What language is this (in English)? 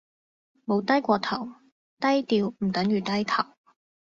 Cantonese